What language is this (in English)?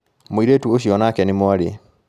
Kikuyu